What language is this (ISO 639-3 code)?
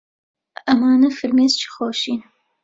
ckb